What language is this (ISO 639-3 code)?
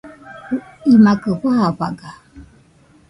hux